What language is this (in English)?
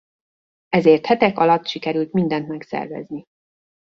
Hungarian